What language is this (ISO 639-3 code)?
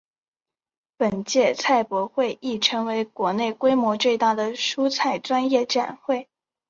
zho